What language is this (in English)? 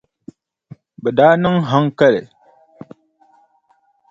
Dagbani